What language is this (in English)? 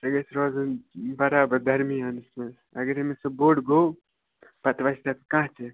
Kashmiri